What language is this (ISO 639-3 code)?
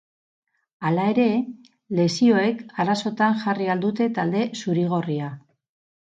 eus